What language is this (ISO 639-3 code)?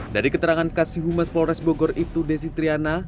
ind